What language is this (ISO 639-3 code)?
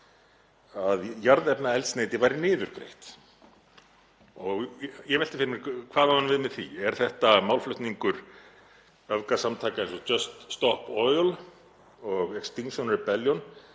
isl